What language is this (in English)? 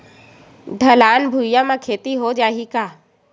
Chhattisgarhi